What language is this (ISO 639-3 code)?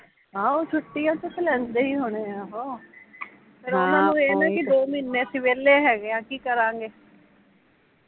pan